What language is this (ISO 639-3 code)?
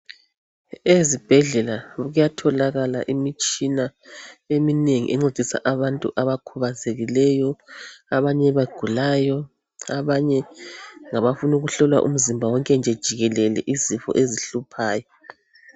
nde